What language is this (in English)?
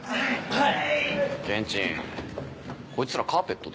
Japanese